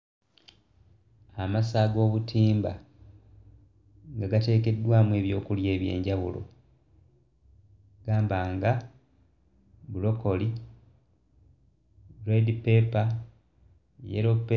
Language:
Ganda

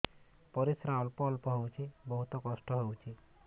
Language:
Odia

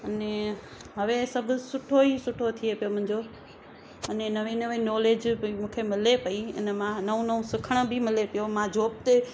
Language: Sindhi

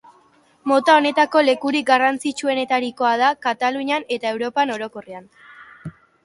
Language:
Basque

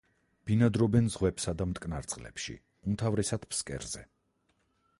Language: Georgian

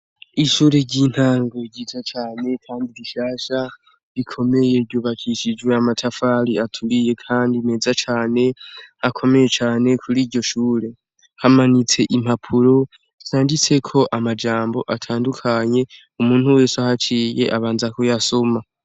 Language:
Rundi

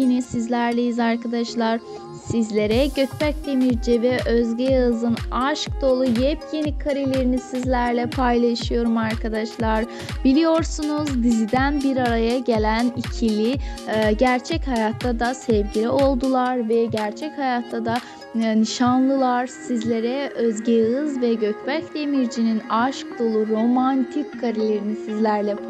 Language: Turkish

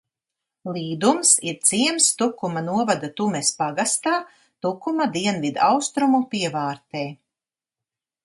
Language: Latvian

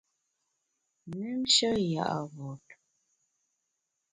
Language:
Bamun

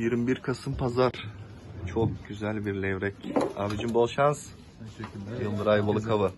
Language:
Turkish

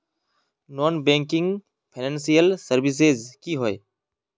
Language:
Magahi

